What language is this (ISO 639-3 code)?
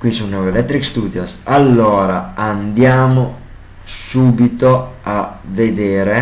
ita